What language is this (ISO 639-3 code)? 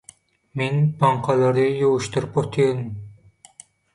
tuk